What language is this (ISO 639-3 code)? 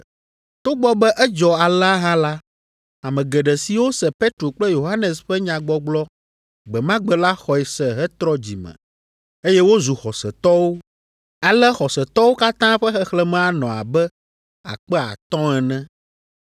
ewe